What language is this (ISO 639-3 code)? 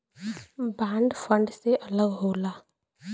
bho